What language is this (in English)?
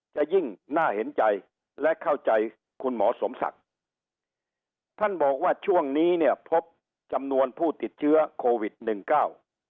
Thai